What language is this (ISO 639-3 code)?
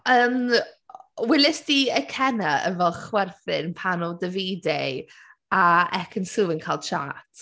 cym